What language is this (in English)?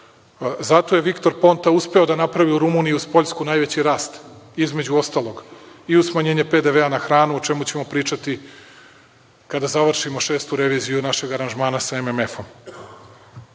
Serbian